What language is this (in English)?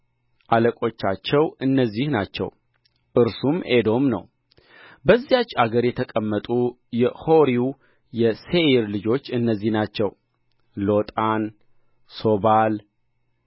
Amharic